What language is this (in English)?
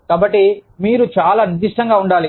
Telugu